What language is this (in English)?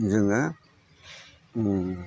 Bodo